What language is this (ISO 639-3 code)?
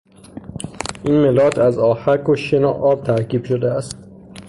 fas